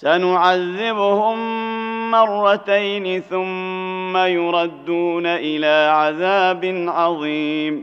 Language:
Arabic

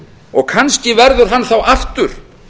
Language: Icelandic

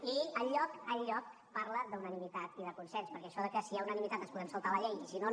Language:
Catalan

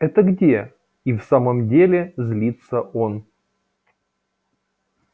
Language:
Russian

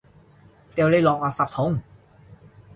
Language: Cantonese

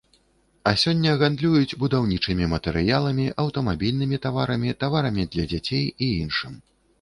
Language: Belarusian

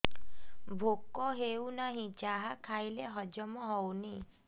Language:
Odia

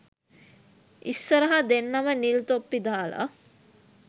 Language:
Sinhala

